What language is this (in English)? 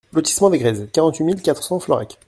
French